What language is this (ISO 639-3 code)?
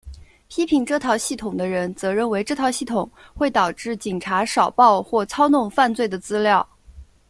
zho